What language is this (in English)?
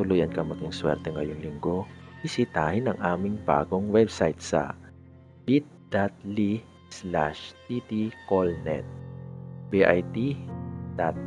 Filipino